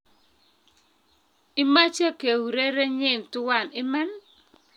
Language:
Kalenjin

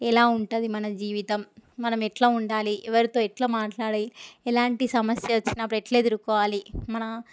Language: Telugu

